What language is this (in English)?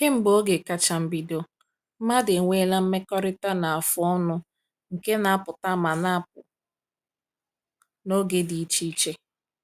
Igbo